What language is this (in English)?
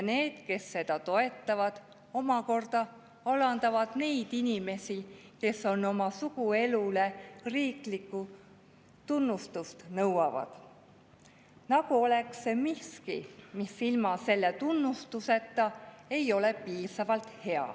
Estonian